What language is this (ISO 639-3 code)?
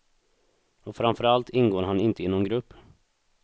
swe